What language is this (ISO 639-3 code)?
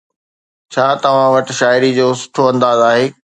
snd